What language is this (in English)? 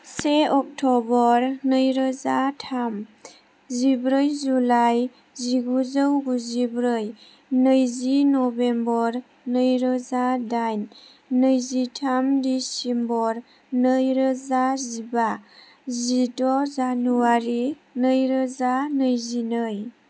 Bodo